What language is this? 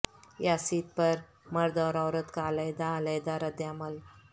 Urdu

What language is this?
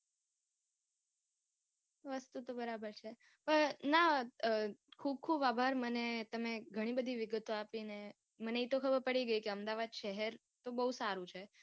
Gujarati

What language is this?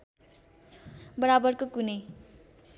Nepali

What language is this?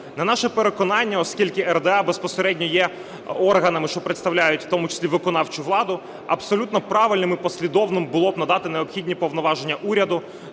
Ukrainian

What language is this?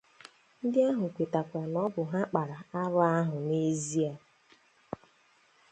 Igbo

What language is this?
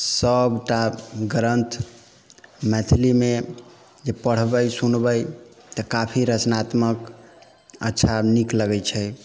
Maithili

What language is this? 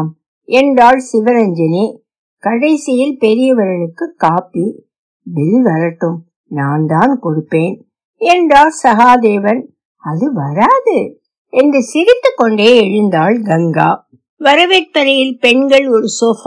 Tamil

